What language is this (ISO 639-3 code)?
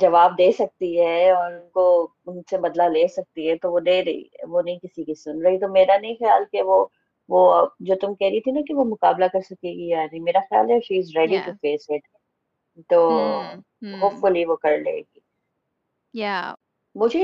urd